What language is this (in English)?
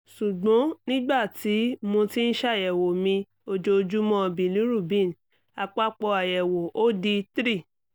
Yoruba